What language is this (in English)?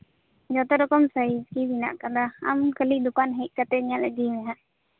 Santali